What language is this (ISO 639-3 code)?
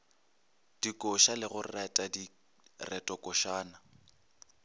nso